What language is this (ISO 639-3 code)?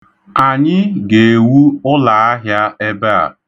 ibo